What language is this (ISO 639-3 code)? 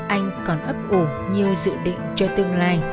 vie